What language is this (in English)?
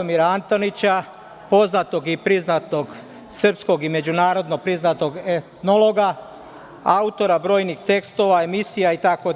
Serbian